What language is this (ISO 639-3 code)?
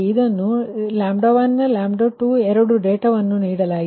kan